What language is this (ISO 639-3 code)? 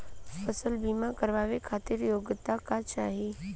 bho